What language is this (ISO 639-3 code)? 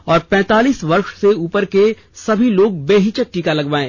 hin